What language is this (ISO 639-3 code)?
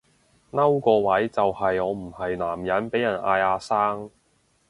yue